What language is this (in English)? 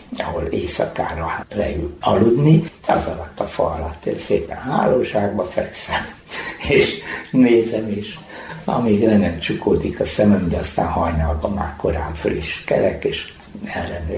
Hungarian